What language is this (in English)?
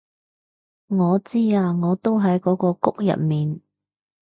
Cantonese